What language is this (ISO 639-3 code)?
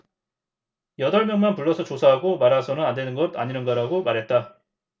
kor